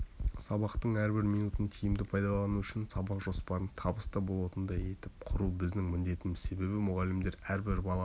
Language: Kazakh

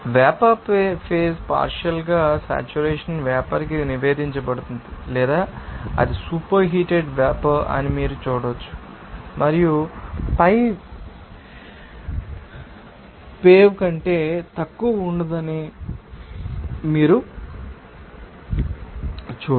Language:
Telugu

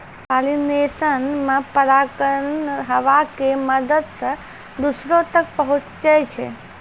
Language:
Maithili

